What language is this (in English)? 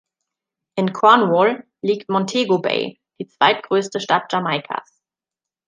German